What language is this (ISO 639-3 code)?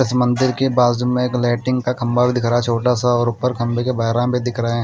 hin